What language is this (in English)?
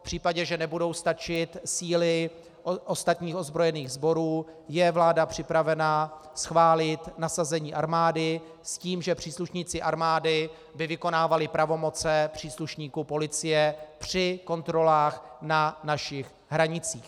Czech